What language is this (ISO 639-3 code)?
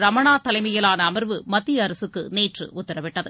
tam